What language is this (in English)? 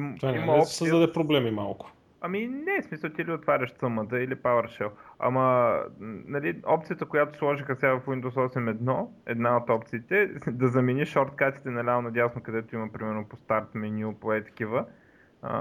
Bulgarian